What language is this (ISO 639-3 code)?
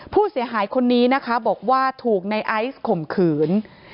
tha